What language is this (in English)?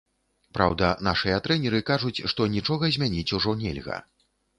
Belarusian